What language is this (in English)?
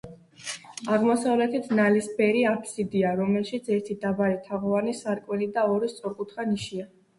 Georgian